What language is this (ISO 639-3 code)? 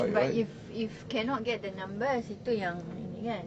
eng